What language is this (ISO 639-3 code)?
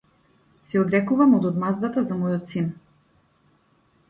mkd